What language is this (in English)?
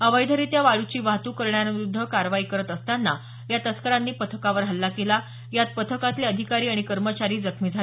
Marathi